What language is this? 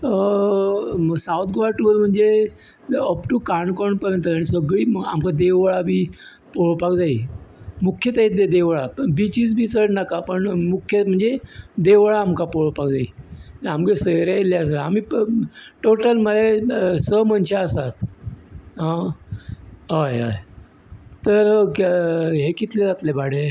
Konkani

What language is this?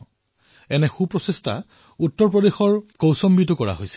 Assamese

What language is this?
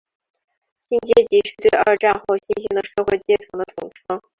Chinese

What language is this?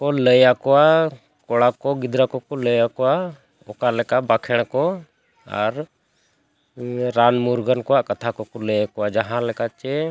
Santali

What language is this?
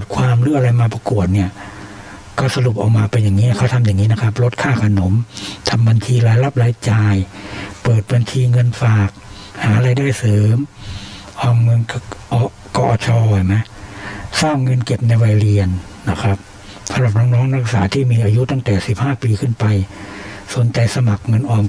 Thai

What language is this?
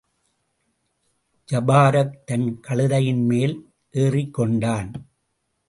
Tamil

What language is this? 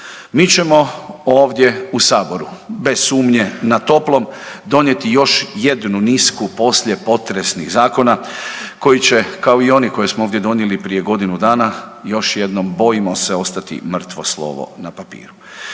Croatian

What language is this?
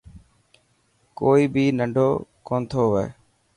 Dhatki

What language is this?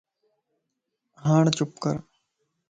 Lasi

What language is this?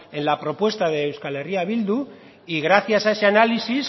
Spanish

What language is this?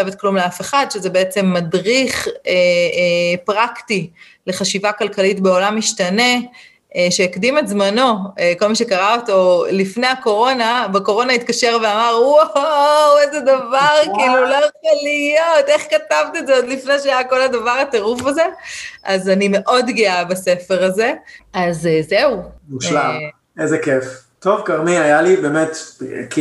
Hebrew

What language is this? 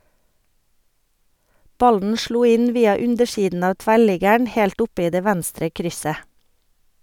Norwegian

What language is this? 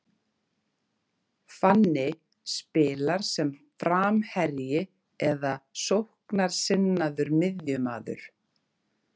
Icelandic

